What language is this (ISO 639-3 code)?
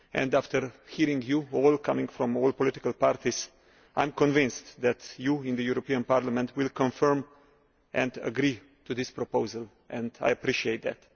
eng